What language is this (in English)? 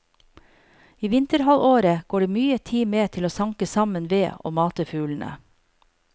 Norwegian